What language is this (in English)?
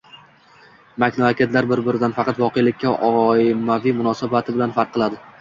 Uzbek